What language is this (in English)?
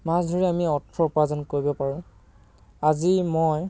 Assamese